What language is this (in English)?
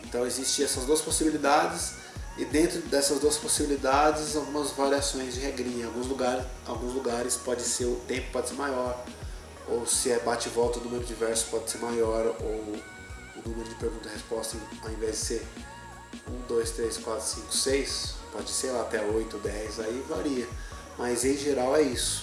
Portuguese